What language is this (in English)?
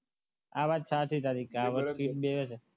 Gujarati